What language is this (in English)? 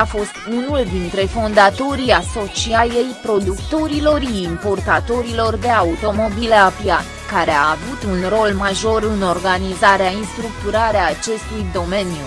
Romanian